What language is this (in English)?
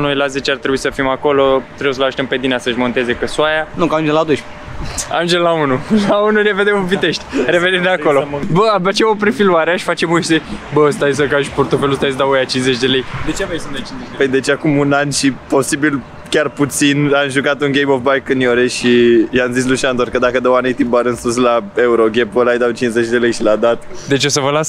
Romanian